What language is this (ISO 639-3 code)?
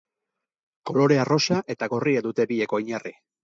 eus